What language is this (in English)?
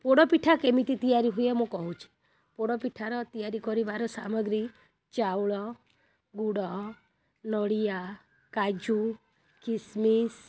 Odia